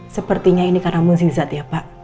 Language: Indonesian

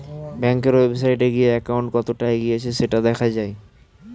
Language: Bangla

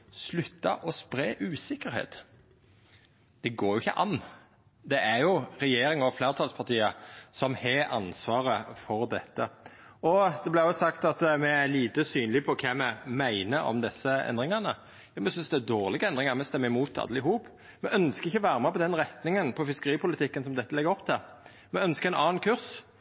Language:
Norwegian Nynorsk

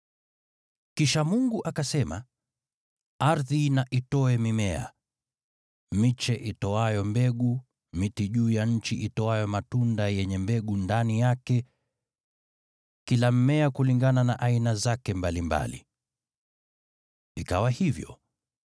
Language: Swahili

